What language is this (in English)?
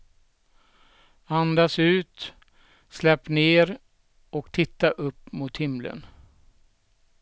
Swedish